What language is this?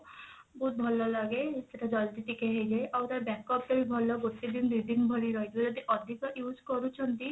Odia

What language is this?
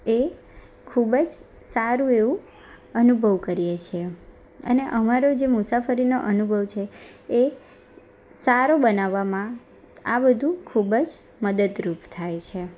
Gujarati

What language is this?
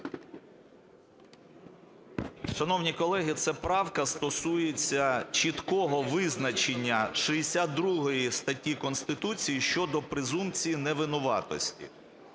Ukrainian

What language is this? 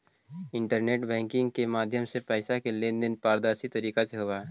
Magahi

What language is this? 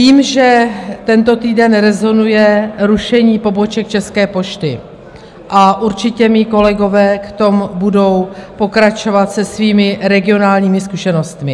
Czech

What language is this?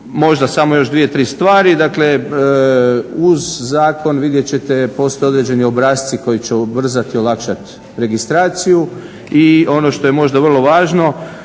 Croatian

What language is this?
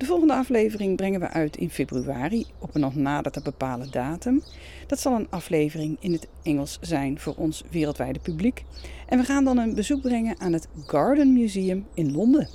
Dutch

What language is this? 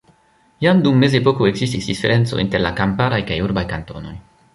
Esperanto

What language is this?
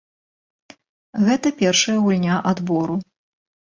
Belarusian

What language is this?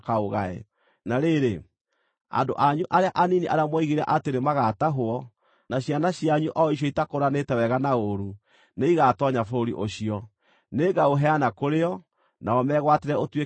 Kikuyu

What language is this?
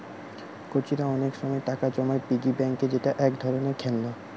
Bangla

